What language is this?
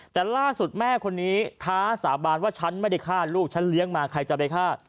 Thai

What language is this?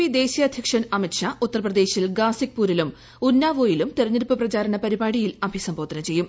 Malayalam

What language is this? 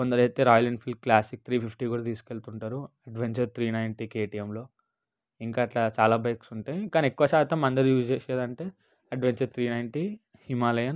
Telugu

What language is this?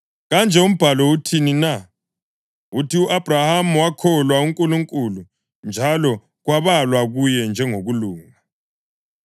North Ndebele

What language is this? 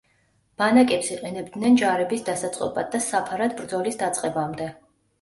Georgian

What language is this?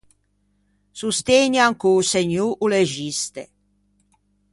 Ligurian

